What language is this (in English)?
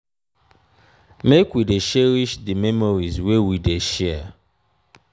Nigerian Pidgin